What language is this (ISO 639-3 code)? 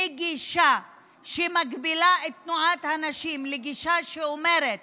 heb